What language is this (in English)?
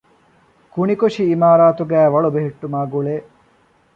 Divehi